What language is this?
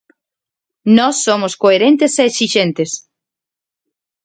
Galician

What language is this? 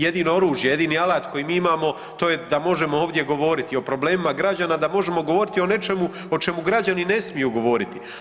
Croatian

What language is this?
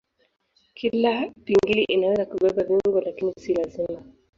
Swahili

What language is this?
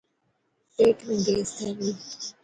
Dhatki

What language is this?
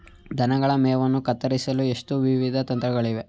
Kannada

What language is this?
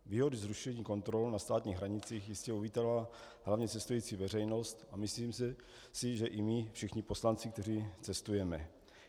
Czech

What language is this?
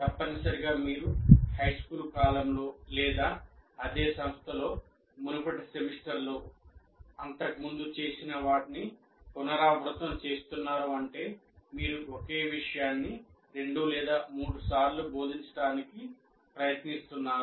Telugu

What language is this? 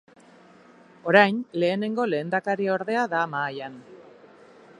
Basque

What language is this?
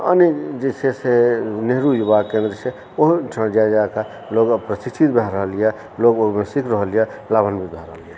Maithili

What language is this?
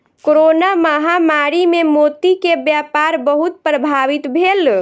Maithili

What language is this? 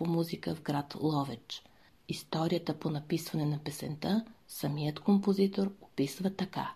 Bulgarian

